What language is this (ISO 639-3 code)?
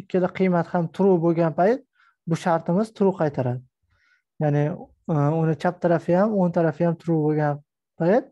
tur